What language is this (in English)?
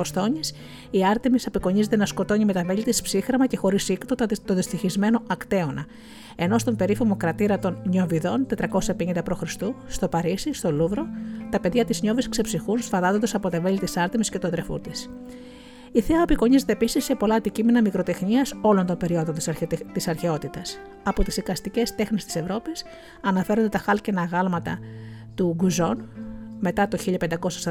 Greek